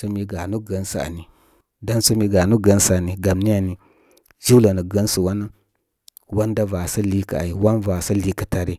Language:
Koma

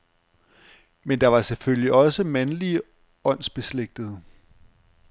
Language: Danish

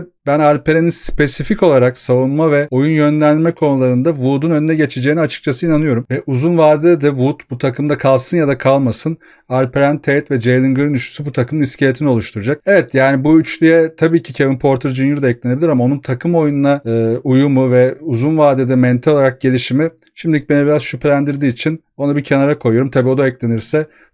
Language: Turkish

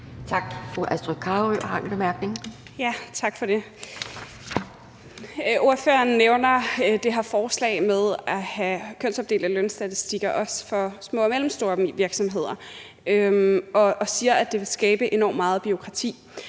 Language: Danish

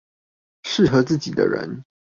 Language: Chinese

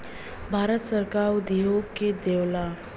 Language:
Bhojpuri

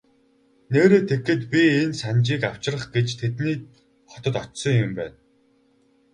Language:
Mongolian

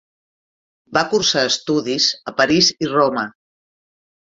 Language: Catalan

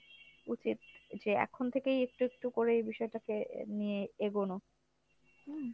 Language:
Bangla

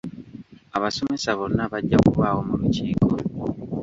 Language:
Ganda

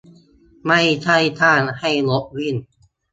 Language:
Thai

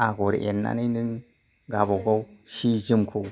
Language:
Bodo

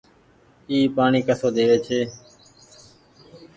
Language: Goaria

